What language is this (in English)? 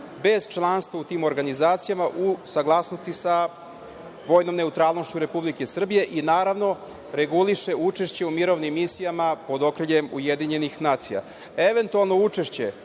Serbian